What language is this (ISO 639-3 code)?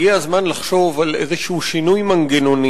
heb